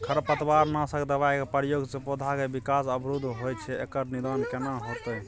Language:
Maithili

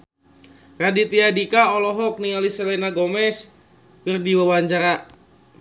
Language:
Sundanese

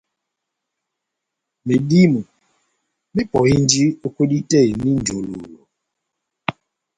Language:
Batanga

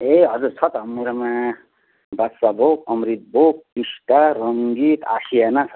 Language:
Nepali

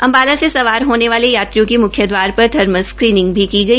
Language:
Hindi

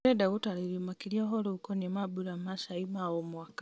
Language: Kikuyu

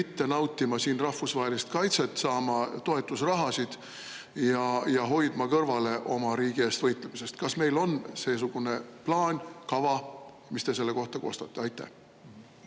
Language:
Estonian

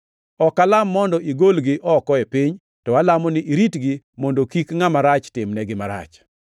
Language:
Luo (Kenya and Tanzania)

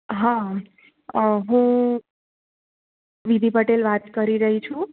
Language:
Gujarati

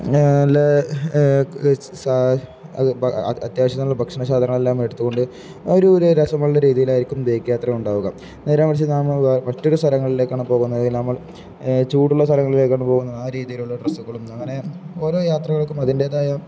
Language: Malayalam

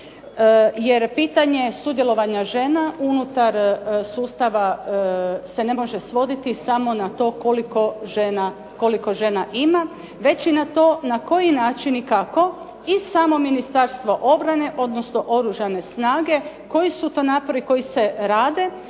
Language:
Croatian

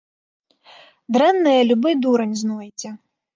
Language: Belarusian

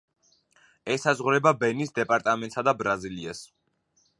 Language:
Georgian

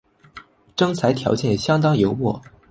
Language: Chinese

